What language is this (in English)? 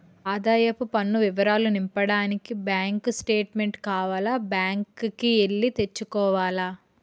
Telugu